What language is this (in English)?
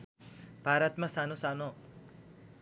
Nepali